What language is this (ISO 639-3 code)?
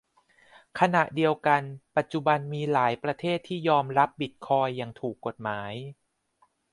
tha